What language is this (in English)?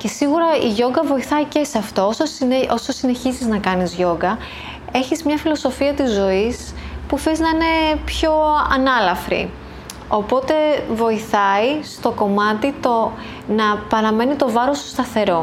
Greek